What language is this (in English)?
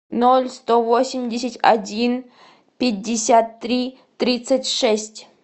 Russian